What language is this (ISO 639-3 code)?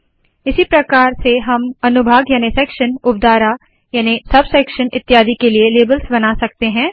hin